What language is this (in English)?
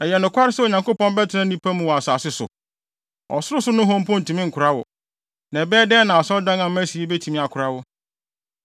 Akan